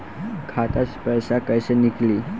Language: Bhojpuri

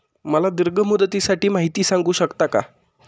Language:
Marathi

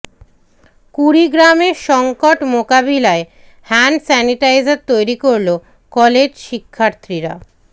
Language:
Bangla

